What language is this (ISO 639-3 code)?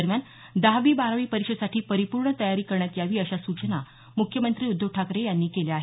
mar